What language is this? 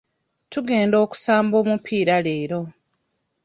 Ganda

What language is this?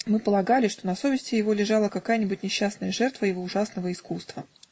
Russian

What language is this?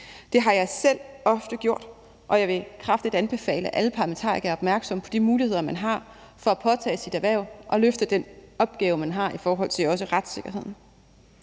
Danish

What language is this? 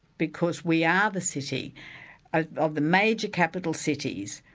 English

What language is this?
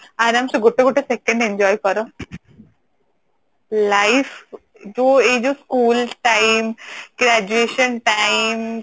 Odia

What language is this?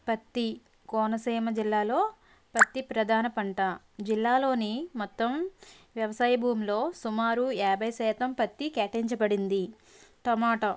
Telugu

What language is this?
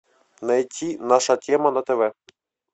Russian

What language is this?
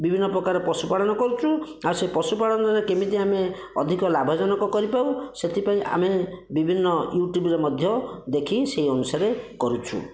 Odia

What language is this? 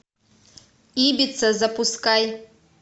Russian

